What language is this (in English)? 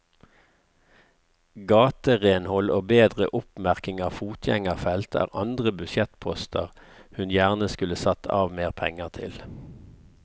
Norwegian